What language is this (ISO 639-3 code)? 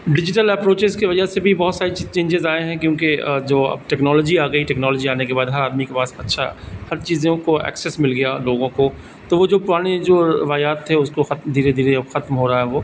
urd